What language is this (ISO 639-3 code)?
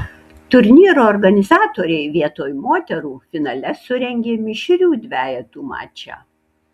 lit